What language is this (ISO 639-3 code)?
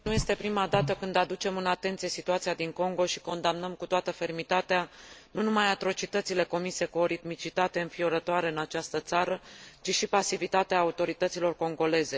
ron